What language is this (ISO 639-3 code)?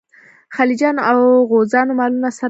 pus